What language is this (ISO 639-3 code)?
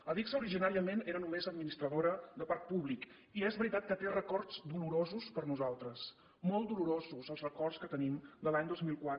cat